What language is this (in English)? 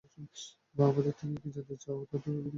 Bangla